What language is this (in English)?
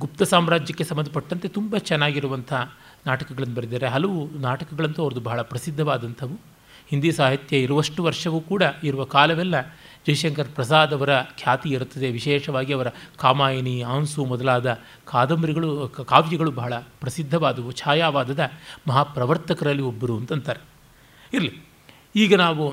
Kannada